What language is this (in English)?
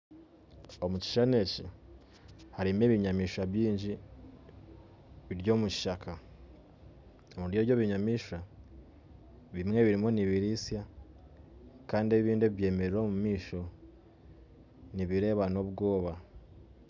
Nyankole